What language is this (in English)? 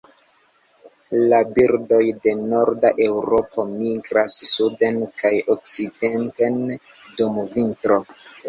Esperanto